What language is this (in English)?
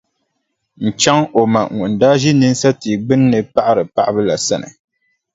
Dagbani